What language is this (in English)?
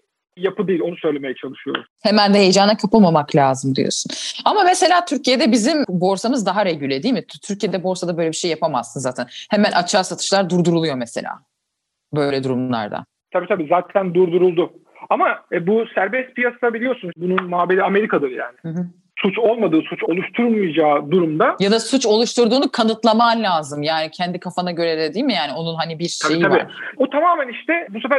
Turkish